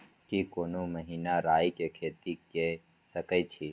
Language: Maithili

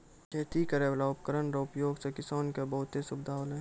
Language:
Maithili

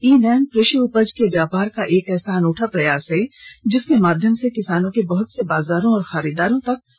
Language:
Hindi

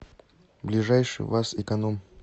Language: Russian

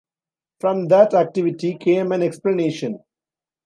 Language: English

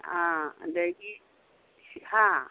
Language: Manipuri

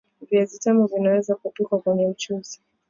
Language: Swahili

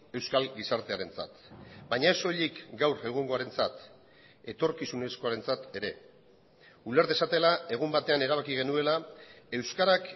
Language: Basque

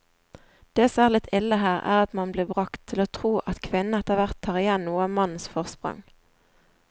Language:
Norwegian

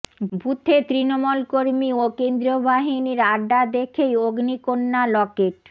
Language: Bangla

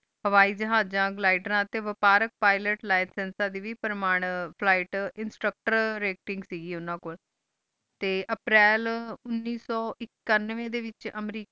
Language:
Punjabi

